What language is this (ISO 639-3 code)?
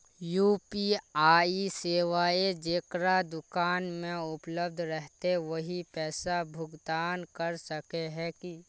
mag